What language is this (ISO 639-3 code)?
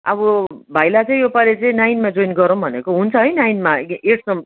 nep